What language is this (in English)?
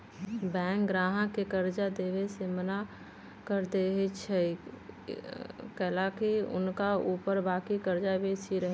Magahi